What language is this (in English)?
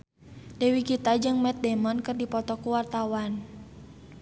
Sundanese